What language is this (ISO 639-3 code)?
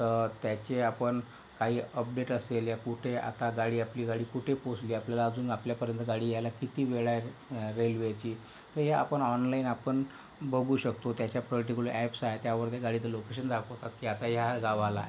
mar